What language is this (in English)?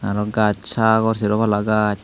Chakma